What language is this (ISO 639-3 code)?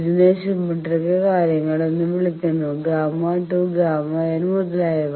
mal